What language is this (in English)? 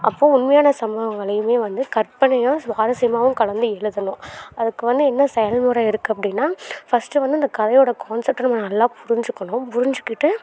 Tamil